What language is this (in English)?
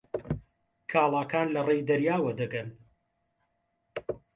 Central Kurdish